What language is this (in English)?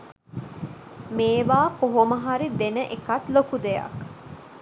Sinhala